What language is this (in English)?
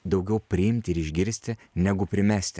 Lithuanian